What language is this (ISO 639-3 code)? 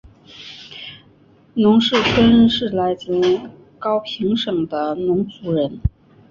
zho